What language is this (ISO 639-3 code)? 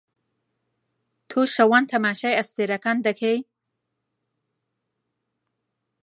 ckb